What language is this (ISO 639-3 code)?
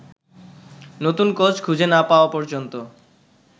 ben